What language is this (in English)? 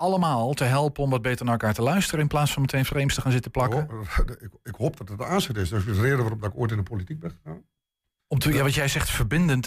Dutch